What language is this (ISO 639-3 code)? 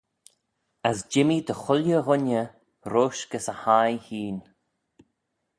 glv